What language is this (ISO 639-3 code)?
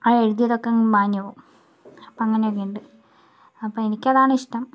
mal